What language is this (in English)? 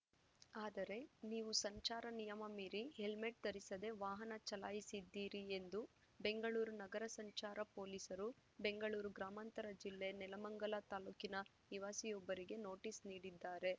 Kannada